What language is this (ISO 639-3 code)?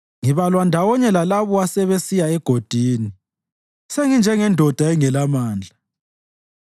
nde